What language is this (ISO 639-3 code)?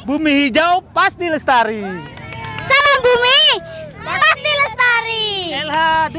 ind